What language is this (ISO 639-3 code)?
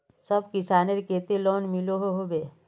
mag